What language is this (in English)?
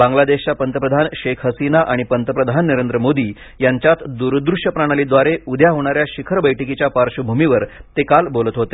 Marathi